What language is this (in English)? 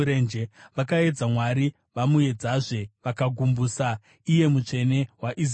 Shona